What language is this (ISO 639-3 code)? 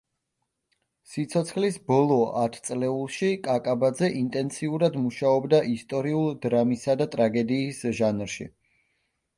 kat